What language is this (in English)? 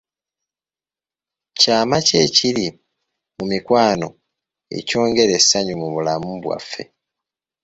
Ganda